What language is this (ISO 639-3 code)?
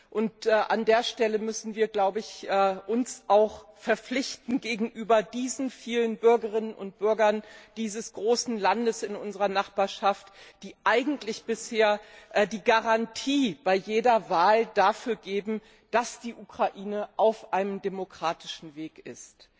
deu